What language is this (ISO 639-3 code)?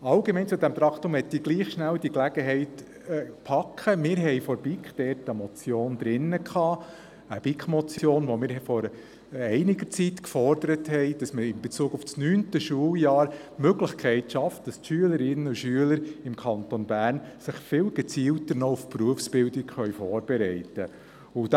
gsw